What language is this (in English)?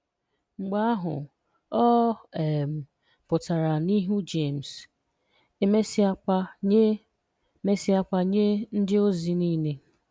Igbo